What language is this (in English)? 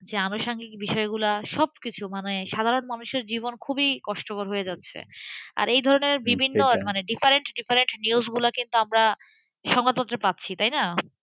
Bangla